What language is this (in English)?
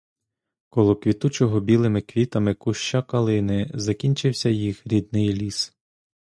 Ukrainian